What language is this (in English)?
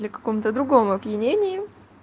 Russian